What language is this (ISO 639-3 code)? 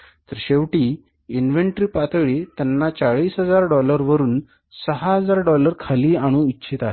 mar